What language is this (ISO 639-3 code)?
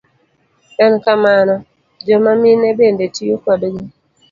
luo